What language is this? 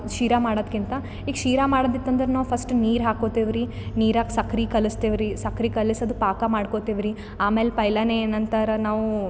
Kannada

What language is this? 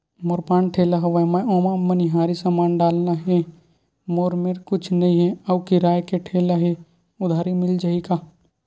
Chhattisgarhi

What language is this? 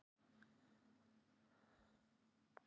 Icelandic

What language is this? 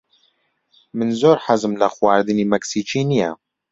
Central Kurdish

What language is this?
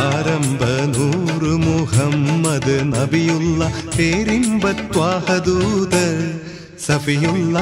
Malayalam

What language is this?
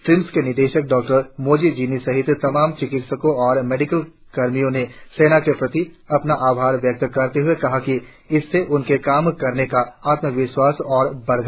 Hindi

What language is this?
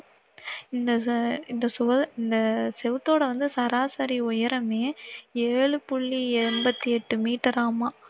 Tamil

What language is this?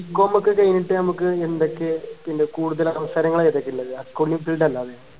Malayalam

